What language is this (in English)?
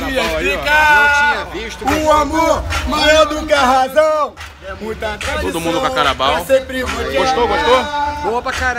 Portuguese